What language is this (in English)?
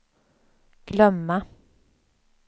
Swedish